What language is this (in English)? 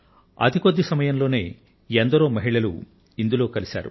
Telugu